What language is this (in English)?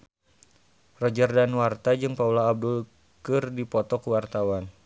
Sundanese